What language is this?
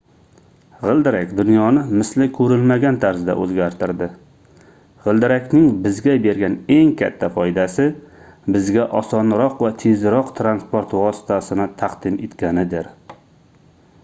Uzbek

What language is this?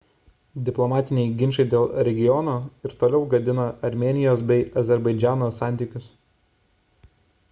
Lithuanian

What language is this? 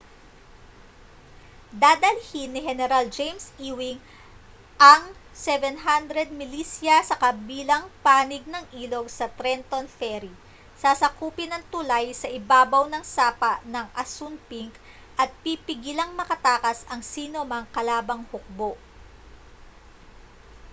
Filipino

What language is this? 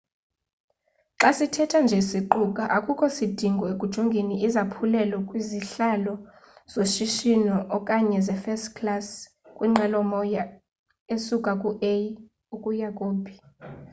Xhosa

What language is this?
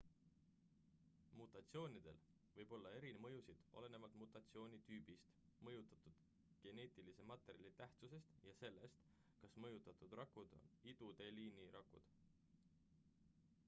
Estonian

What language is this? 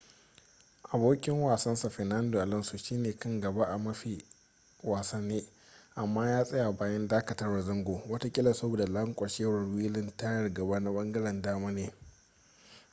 Hausa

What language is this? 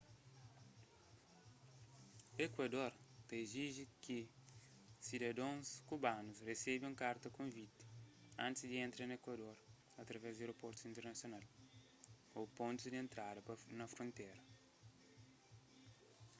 Kabuverdianu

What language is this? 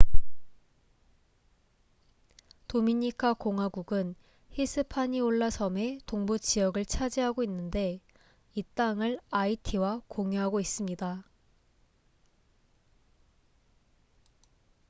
Korean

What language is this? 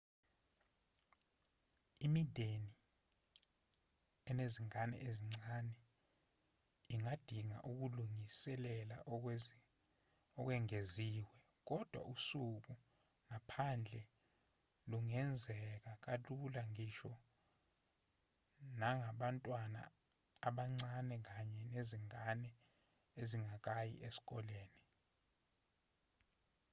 Zulu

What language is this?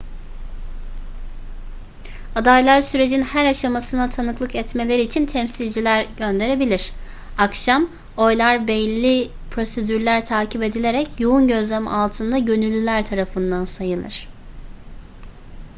Turkish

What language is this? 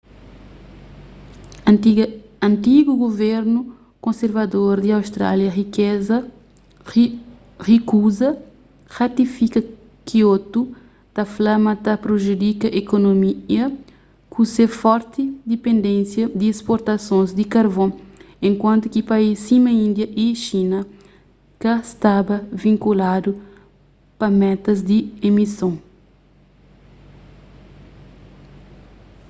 Kabuverdianu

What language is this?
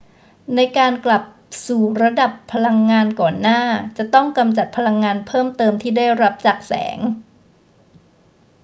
Thai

